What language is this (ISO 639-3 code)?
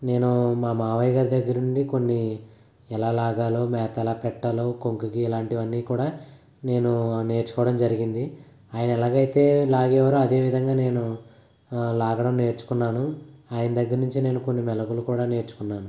tel